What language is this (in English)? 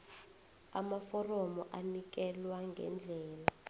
South Ndebele